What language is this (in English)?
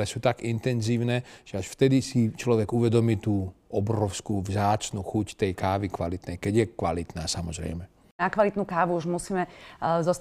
Slovak